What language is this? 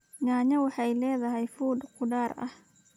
Somali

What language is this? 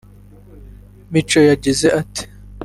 Kinyarwanda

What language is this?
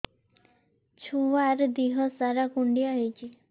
Odia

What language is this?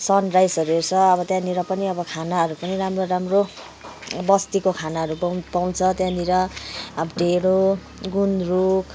Nepali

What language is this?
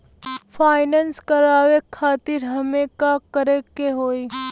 Bhojpuri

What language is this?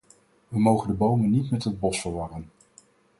Dutch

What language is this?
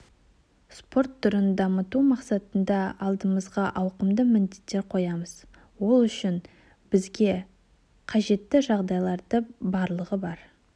Kazakh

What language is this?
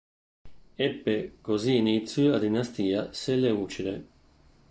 Italian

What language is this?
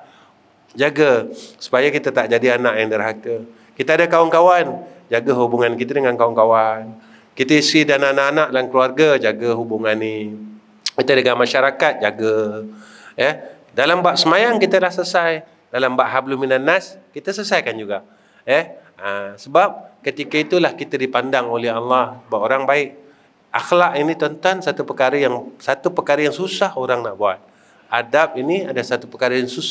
Malay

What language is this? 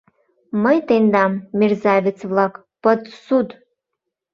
Mari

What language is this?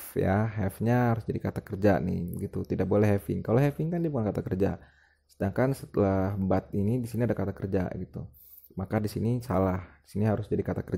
Indonesian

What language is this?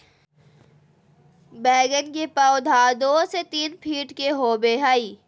Magahi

